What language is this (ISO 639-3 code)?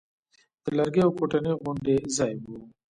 pus